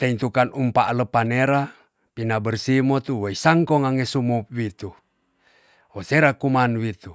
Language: Tonsea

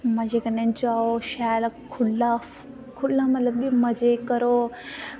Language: Dogri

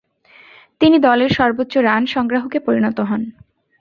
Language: Bangla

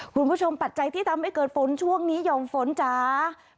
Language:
Thai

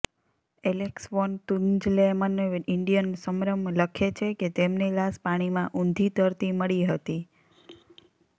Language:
Gujarati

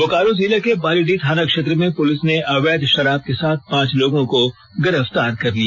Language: Hindi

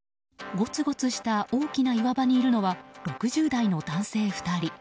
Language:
Japanese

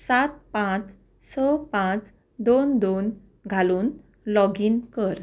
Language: Konkani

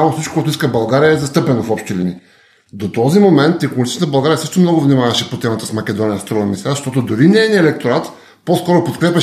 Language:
Bulgarian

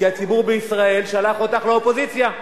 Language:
Hebrew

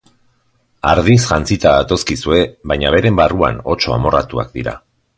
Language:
Basque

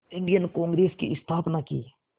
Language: Hindi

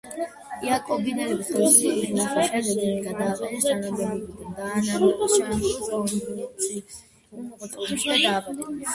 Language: Georgian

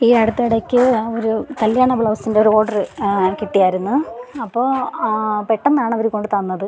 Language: Malayalam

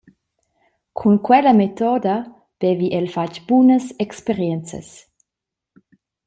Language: Romansh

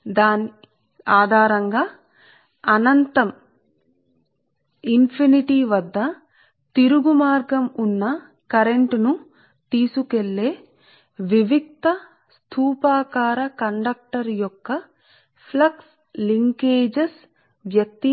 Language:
Telugu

